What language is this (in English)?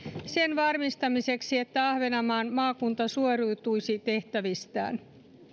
Finnish